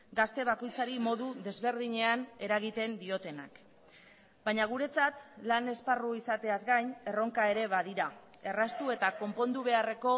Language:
Basque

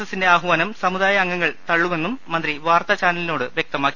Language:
Malayalam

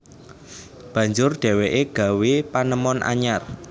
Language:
Javanese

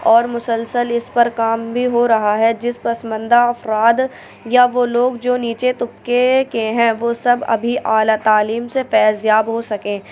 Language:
Urdu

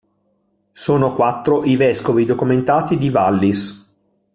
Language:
Italian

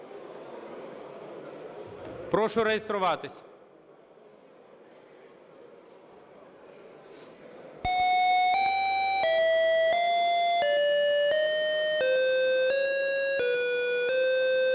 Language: Ukrainian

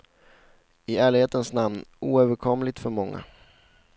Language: Swedish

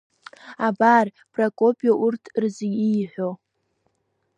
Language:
Abkhazian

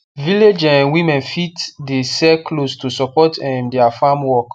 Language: Nigerian Pidgin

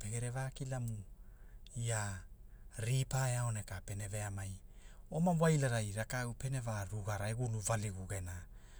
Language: Hula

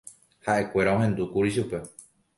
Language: Guarani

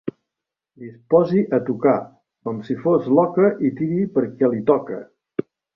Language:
Catalan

